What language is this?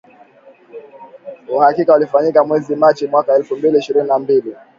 Swahili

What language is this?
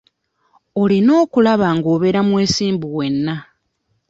Ganda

